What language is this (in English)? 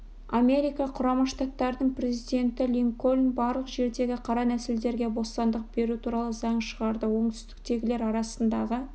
Kazakh